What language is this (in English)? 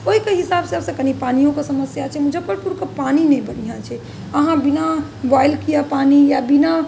Maithili